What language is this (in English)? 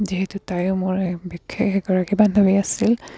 Assamese